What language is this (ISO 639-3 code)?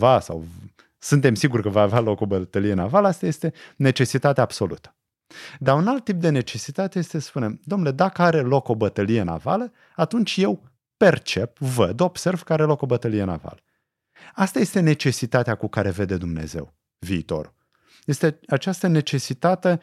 ron